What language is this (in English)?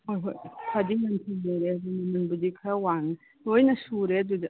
Manipuri